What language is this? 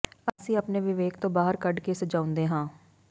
Punjabi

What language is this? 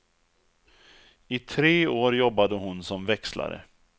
Swedish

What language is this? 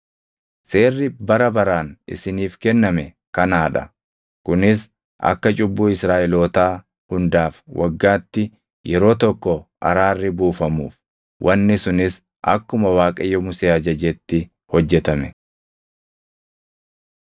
Oromo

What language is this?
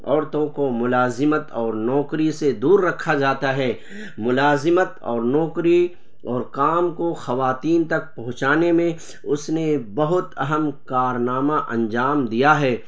Urdu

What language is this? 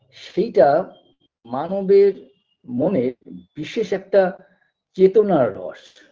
Bangla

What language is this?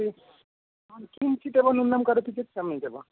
Sanskrit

